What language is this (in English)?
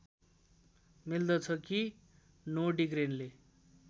Nepali